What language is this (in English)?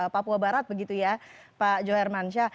Indonesian